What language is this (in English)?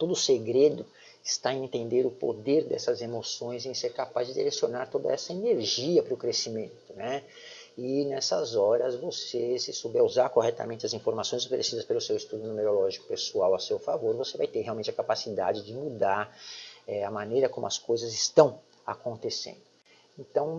Portuguese